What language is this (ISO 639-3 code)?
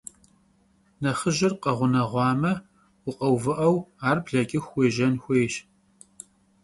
kbd